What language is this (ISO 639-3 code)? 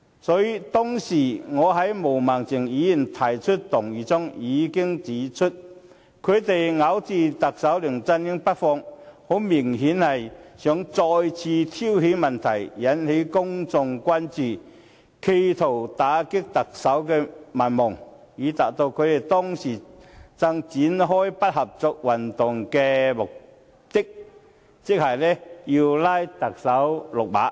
yue